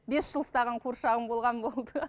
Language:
Kazakh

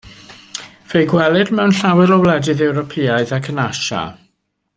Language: Welsh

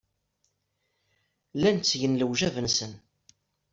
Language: Kabyle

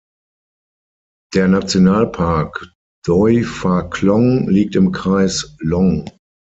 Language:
German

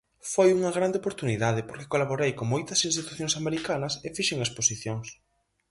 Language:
Galician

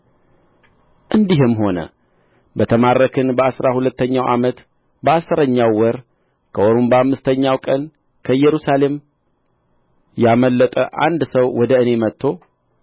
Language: Amharic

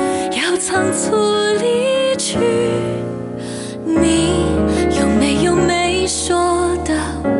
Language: Vietnamese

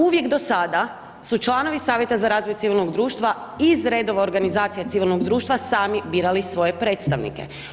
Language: Croatian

